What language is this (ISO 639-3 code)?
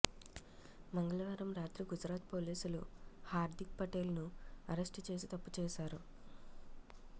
tel